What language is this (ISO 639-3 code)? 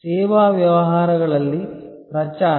kan